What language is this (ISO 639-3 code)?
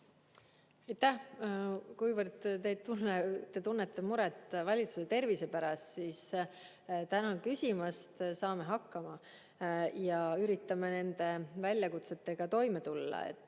est